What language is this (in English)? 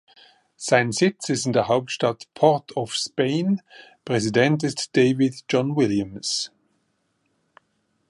German